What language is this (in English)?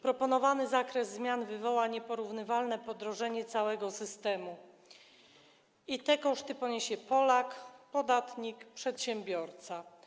Polish